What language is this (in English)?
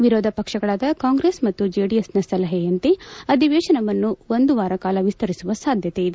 Kannada